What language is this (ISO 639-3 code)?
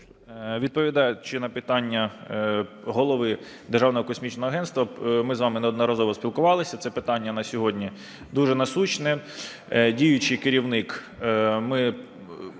ukr